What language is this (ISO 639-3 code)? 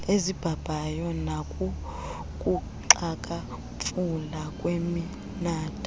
xho